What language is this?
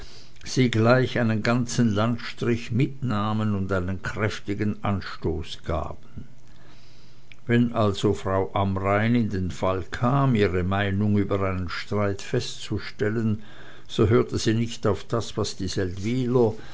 German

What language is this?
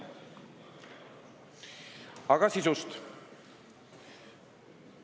Estonian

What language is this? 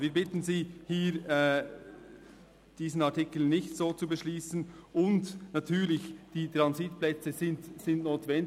Swiss German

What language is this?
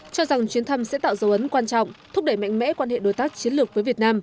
Vietnamese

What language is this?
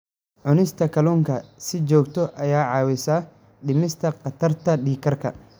Somali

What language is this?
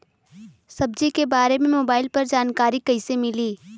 Bhojpuri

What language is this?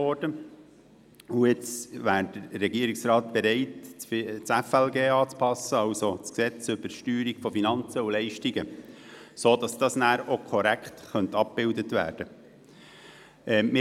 Swiss German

